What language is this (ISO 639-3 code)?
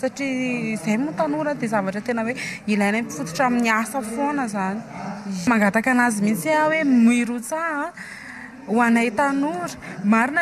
ara